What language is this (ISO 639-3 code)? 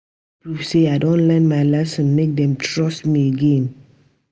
pcm